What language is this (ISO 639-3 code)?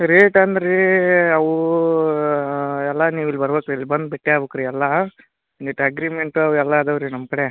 kan